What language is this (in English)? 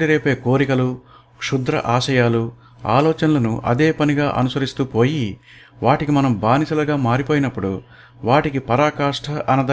Telugu